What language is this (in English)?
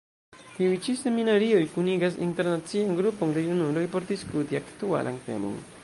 Esperanto